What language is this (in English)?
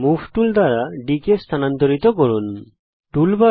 Bangla